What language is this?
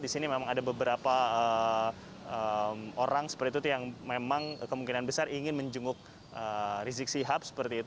Indonesian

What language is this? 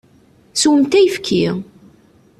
Kabyle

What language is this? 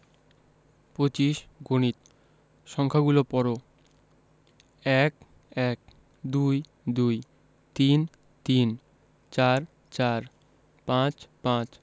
Bangla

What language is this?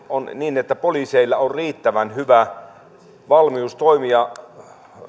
Finnish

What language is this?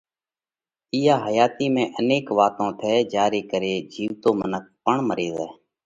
Parkari Koli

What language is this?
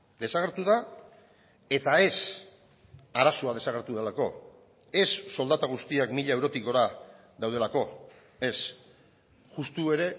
Basque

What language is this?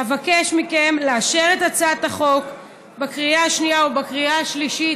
Hebrew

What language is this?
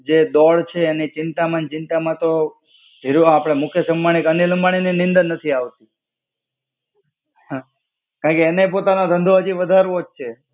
Gujarati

